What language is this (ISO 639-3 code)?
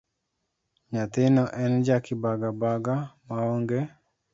luo